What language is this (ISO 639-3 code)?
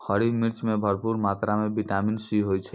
mai